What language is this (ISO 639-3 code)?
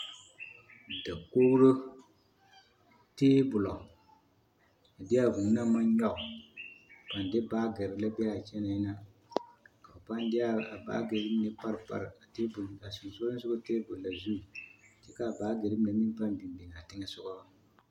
dga